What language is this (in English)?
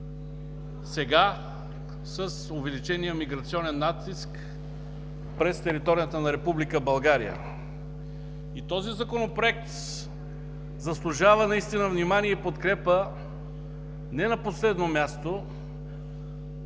Bulgarian